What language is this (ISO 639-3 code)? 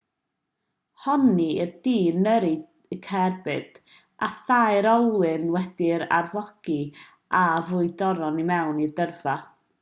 cym